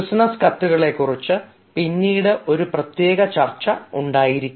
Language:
Malayalam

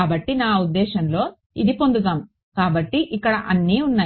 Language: Telugu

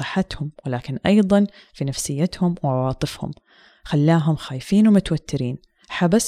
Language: Arabic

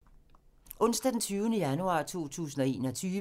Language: Danish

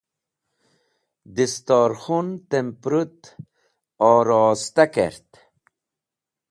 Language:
Wakhi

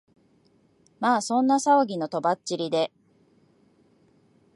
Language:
Japanese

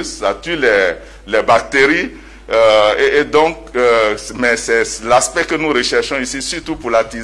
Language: French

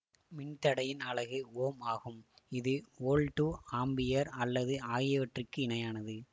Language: Tamil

